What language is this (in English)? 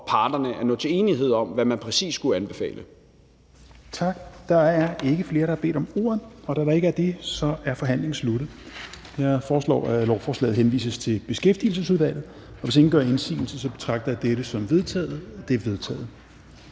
Danish